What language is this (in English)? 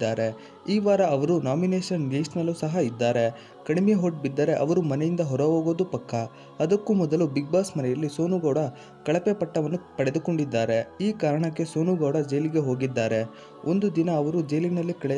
Romanian